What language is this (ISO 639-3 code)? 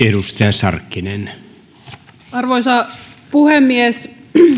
fin